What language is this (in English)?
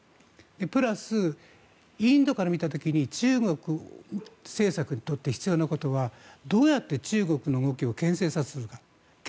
Japanese